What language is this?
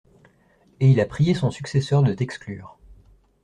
French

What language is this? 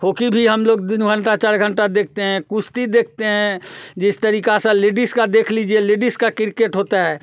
Hindi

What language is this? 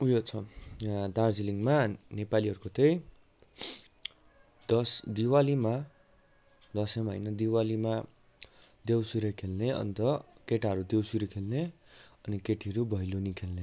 Nepali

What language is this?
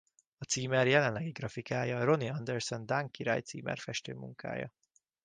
Hungarian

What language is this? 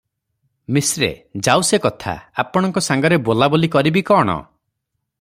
Odia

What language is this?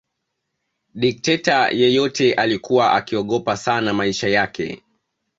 Swahili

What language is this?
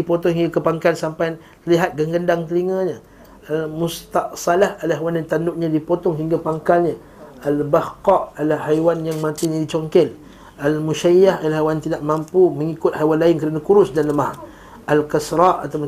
Malay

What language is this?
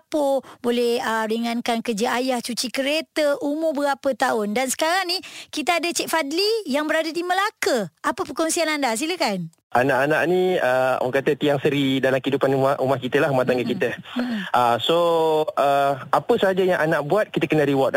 Malay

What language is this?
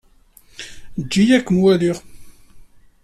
Kabyle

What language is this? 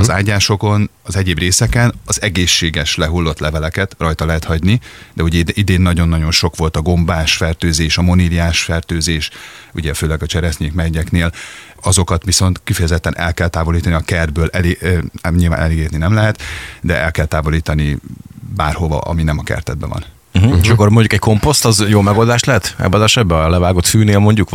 Hungarian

